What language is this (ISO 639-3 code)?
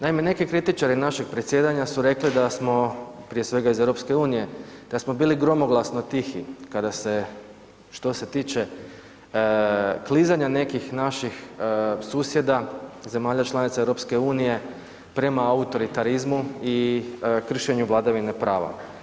hrv